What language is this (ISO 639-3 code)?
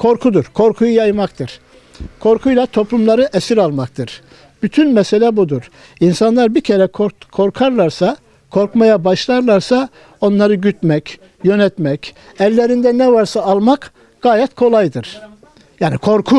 tur